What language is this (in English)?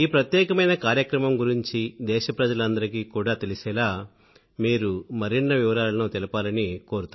Telugu